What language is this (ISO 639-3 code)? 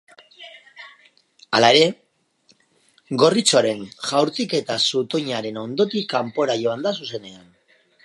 eus